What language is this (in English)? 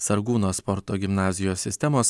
Lithuanian